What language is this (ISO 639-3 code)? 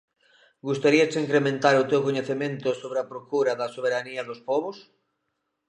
glg